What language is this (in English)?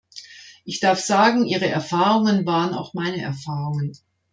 German